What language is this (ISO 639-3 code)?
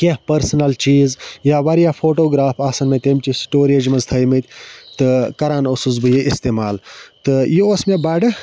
kas